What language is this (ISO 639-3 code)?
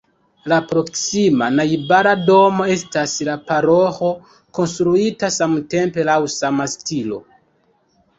epo